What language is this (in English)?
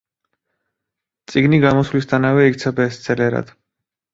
Georgian